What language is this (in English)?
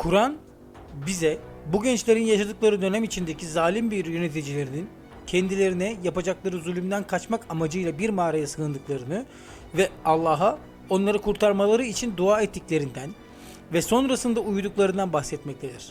Turkish